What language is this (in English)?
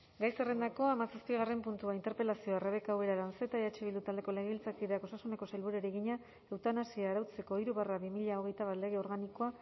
Basque